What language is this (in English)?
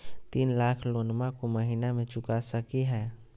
Magahi